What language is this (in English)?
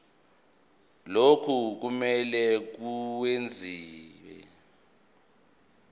Zulu